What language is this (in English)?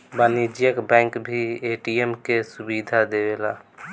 Bhojpuri